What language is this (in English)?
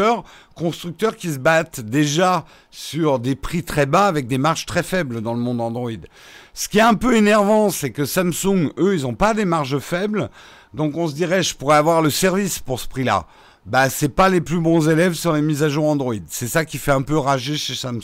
French